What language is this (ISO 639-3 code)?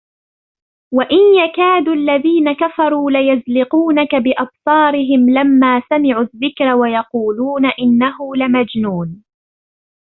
ara